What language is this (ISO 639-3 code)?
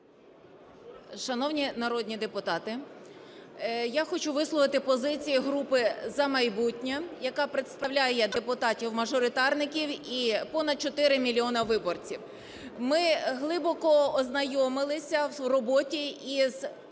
ukr